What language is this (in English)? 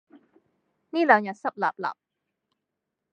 Cantonese